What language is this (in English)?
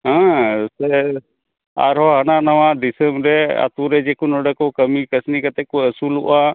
Santali